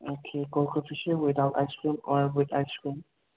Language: Manipuri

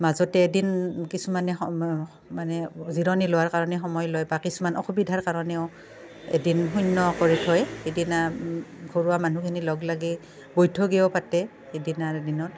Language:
Assamese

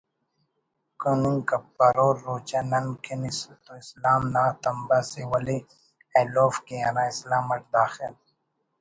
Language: Brahui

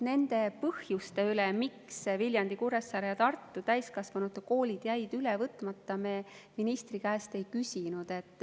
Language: Estonian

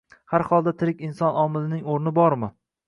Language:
Uzbek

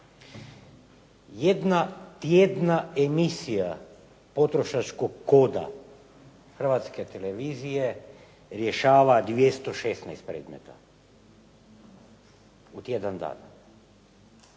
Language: Croatian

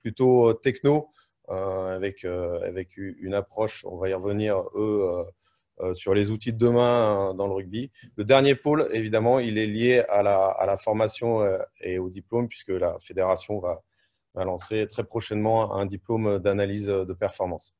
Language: French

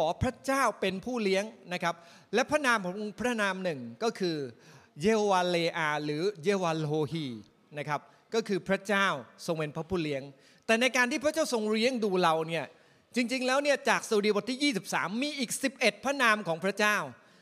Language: Thai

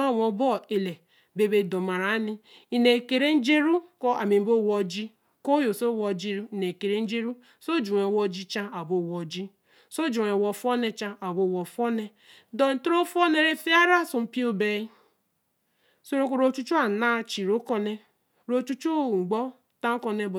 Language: Eleme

